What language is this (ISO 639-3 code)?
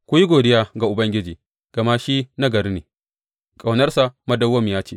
hau